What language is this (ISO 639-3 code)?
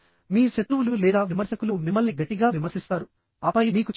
tel